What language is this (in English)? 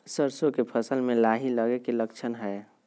Magahi